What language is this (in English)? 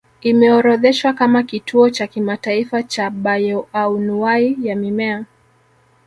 Swahili